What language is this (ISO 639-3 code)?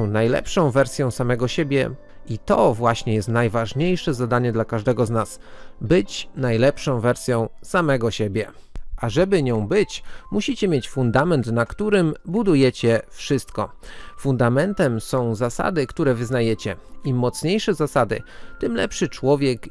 pol